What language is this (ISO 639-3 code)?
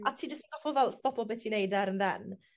cym